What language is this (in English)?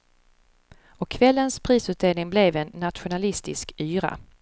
Swedish